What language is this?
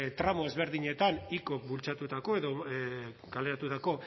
Basque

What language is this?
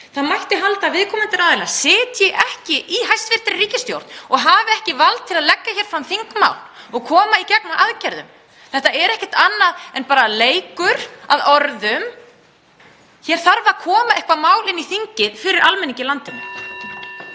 Icelandic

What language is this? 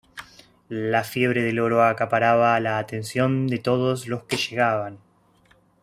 Spanish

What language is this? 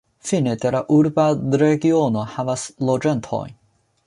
Esperanto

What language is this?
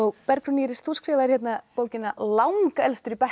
Icelandic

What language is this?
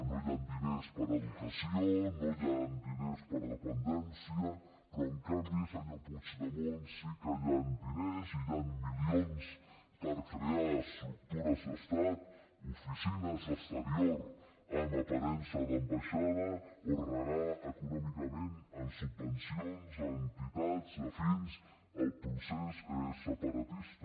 Catalan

